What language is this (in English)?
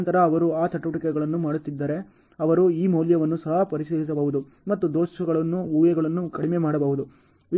Kannada